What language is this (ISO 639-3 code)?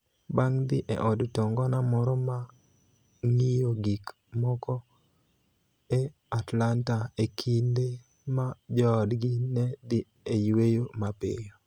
luo